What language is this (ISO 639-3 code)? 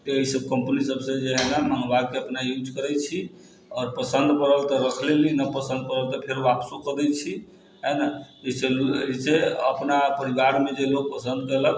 mai